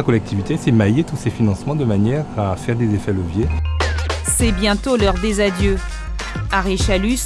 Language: French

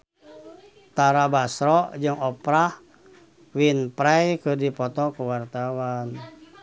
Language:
Sundanese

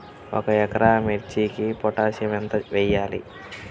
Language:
Telugu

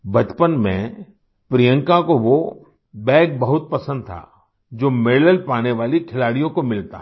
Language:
Hindi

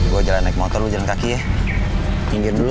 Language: Indonesian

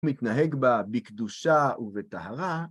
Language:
Hebrew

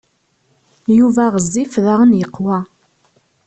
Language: Kabyle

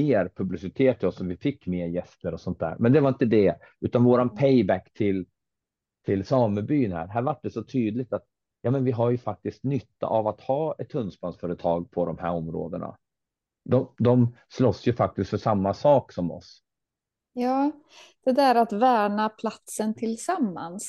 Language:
Swedish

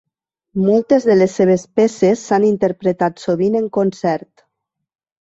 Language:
Catalan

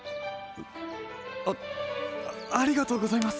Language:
Japanese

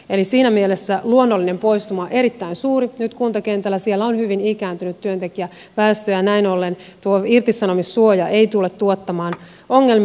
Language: Finnish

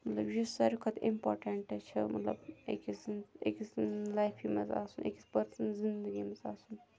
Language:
Kashmiri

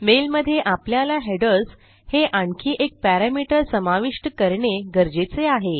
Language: Marathi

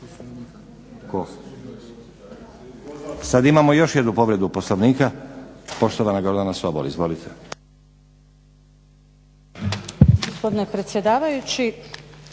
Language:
Croatian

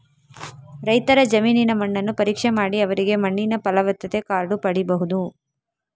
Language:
Kannada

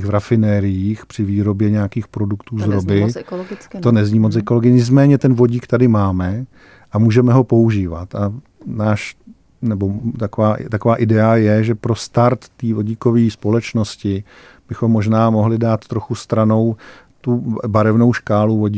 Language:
Czech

